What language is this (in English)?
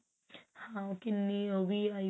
Punjabi